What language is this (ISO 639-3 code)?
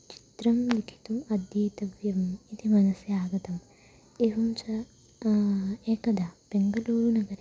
san